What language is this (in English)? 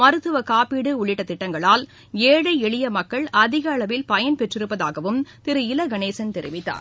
Tamil